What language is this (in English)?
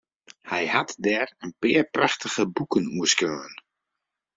Western Frisian